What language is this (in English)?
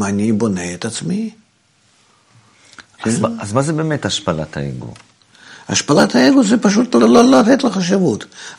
Hebrew